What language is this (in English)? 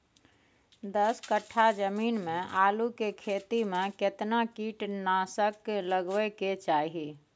Maithili